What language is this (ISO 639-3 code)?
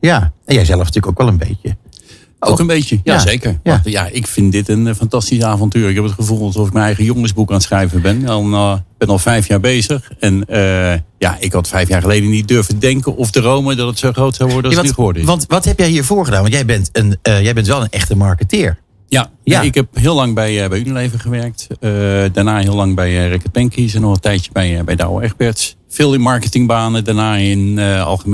nld